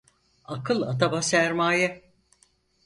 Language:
Turkish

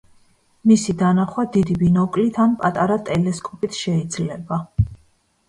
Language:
Georgian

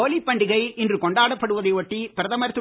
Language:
Tamil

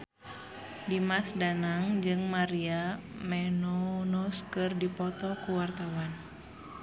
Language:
Sundanese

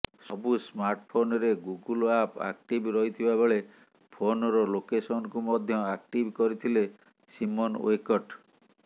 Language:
Odia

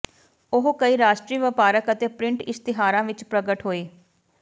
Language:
Punjabi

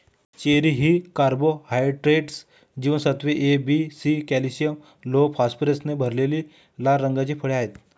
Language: Marathi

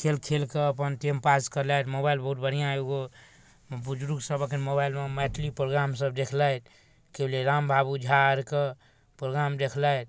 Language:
Maithili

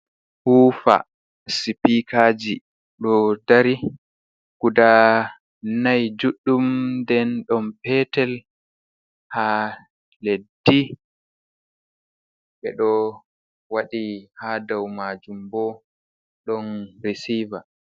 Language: Fula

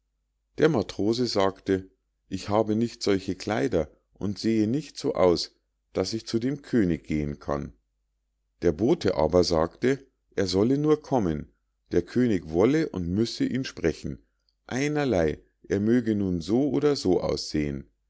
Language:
German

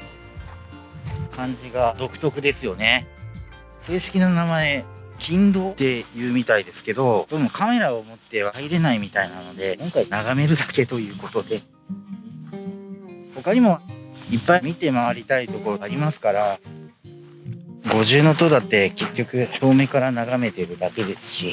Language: Japanese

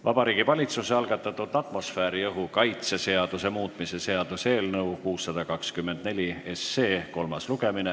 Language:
Estonian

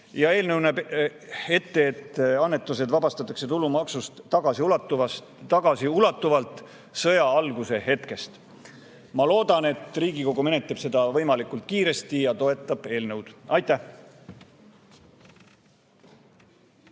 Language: Estonian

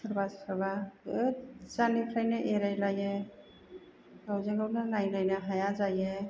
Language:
Bodo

